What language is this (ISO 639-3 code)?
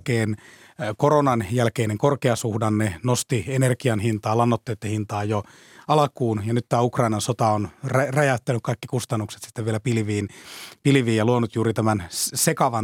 fin